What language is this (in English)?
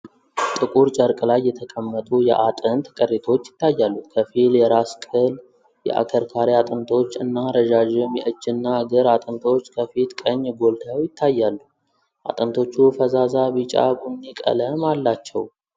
Amharic